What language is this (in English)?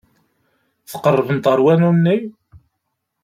Kabyle